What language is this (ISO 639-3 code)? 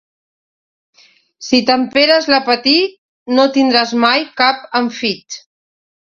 cat